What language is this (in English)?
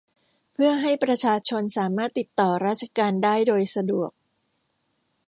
Thai